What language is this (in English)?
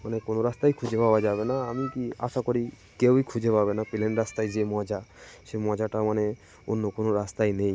Bangla